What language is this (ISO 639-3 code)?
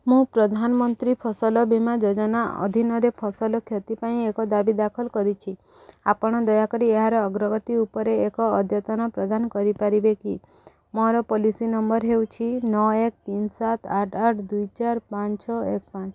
ori